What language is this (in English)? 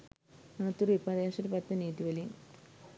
Sinhala